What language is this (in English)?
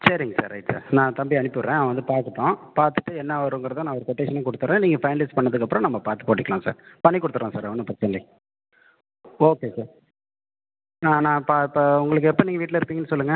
Tamil